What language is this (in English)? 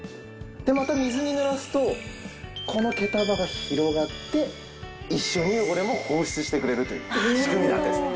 Japanese